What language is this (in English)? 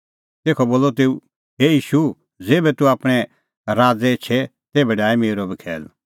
Kullu Pahari